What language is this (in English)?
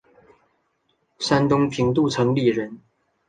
Chinese